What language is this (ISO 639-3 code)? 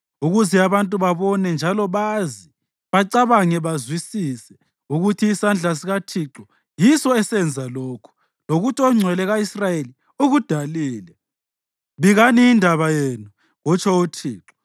nde